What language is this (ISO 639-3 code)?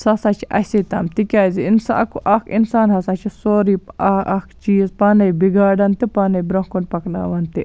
kas